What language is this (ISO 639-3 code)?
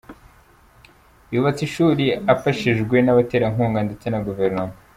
kin